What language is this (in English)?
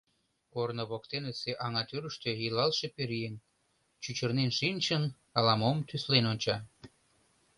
Mari